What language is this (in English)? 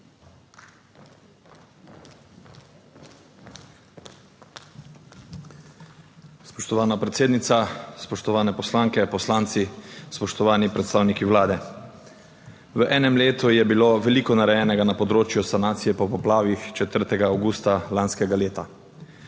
Slovenian